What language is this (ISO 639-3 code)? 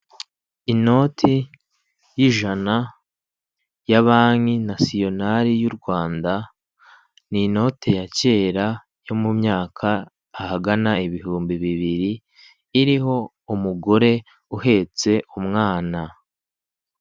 kin